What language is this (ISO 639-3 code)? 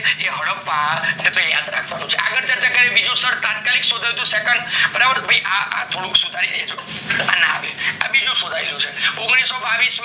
guj